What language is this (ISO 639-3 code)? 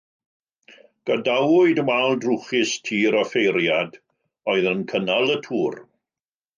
cym